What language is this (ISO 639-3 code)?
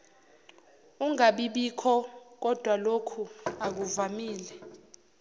zul